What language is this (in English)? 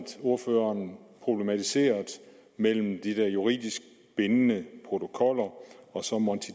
Danish